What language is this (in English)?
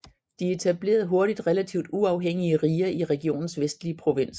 Danish